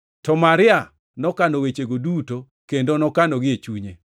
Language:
Luo (Kenya and Tanzania)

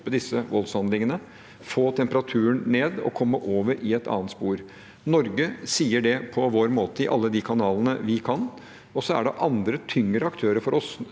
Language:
Norwegian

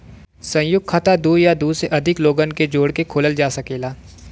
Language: Bhojpuri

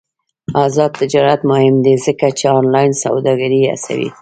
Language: Pashto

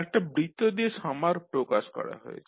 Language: Bangla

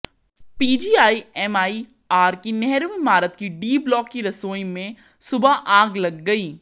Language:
Hindi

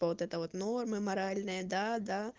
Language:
Russian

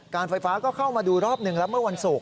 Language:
Thai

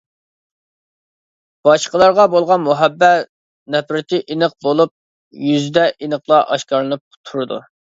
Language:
Uyghur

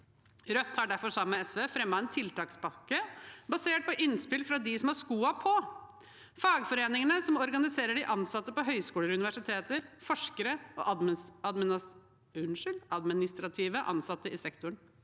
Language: Norwegian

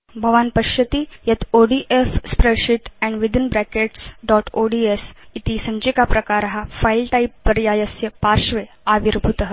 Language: Sanskrit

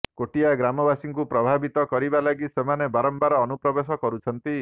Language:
Odia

